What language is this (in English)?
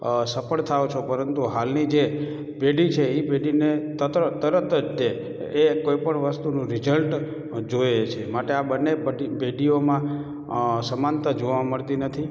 Gujarati